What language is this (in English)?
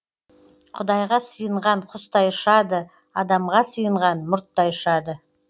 Kazakh